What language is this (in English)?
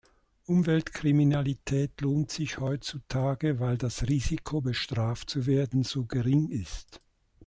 German